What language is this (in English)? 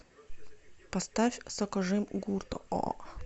Russian